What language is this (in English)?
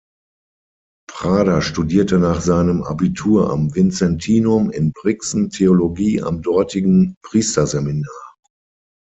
German